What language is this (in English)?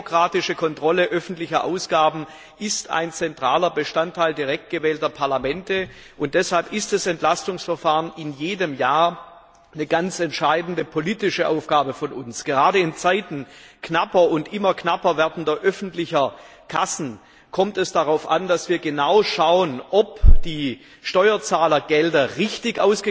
German